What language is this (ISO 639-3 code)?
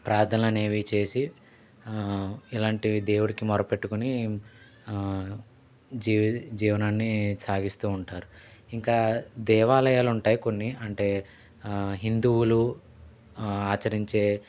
tel